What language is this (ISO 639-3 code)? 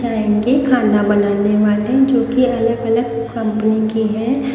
hin